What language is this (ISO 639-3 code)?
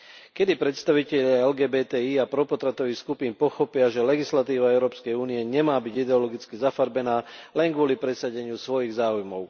slk